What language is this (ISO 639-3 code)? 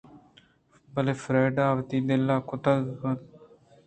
bgp